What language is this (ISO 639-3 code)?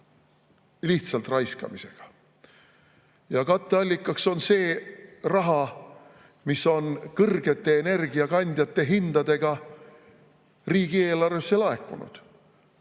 est